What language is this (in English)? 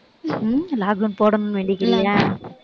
Tamil